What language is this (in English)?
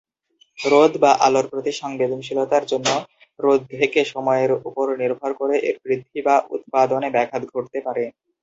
Bangla